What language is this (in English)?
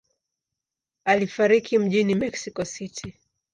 Swahili